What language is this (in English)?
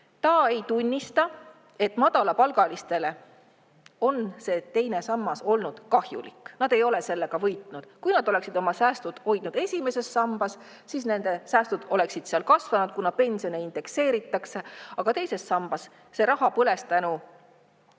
Estonian